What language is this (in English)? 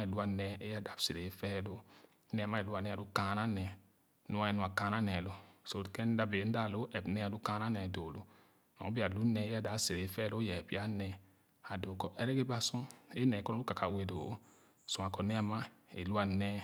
Khana